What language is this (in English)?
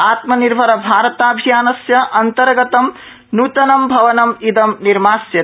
Sanskrit